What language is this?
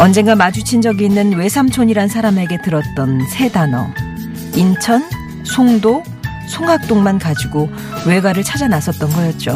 Korean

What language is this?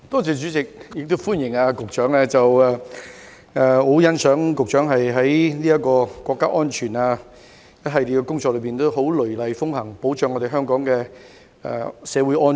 Cantonese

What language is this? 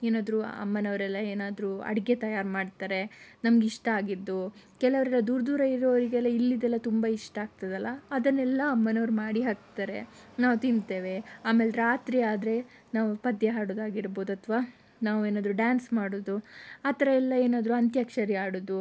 Kannada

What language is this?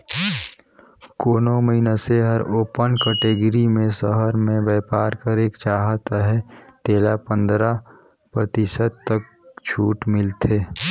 Chhattisgarhi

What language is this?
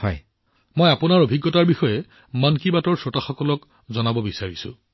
Assamese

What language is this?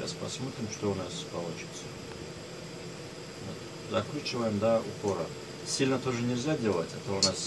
Russian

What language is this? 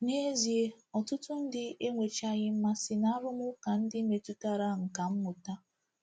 Igbo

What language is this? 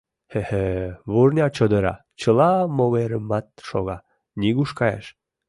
Mari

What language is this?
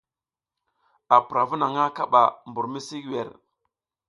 South Giziga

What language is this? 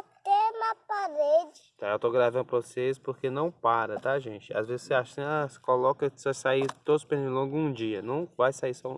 Portuguese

